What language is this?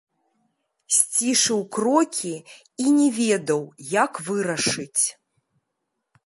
Belarusian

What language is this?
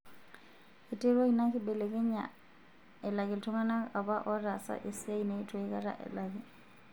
Masai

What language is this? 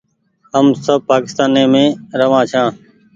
Goaria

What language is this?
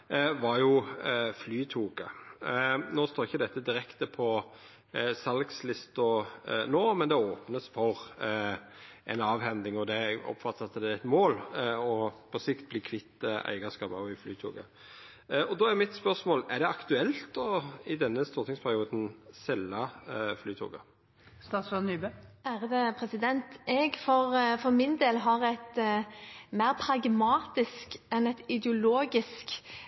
Norwegian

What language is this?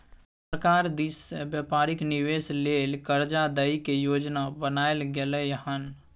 Maithili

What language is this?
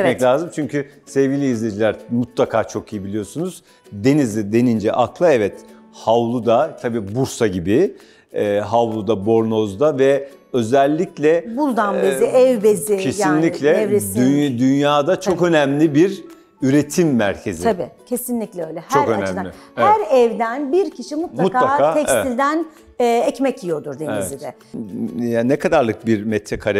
Turkish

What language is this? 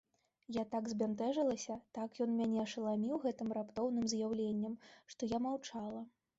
Belarusian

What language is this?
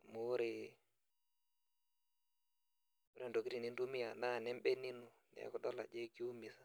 Masai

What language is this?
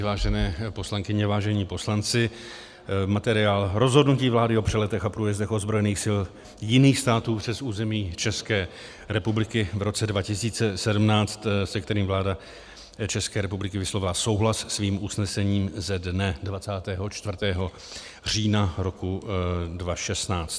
Czech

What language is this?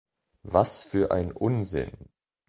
German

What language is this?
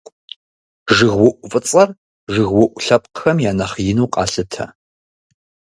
Kabardian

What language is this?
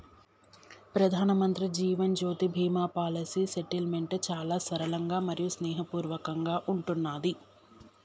Telugu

